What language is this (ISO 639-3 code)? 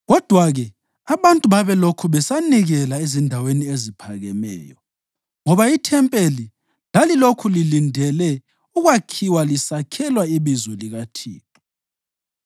nde